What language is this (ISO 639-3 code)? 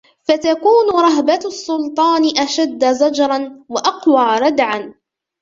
ara